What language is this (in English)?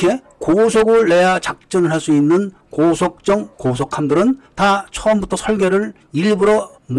Korean